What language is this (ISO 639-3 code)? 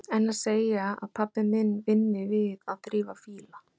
isl